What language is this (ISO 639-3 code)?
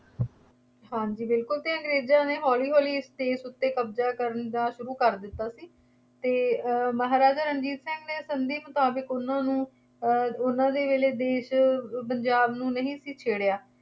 pan